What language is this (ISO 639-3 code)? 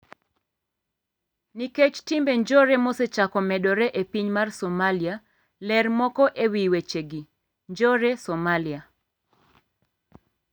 luo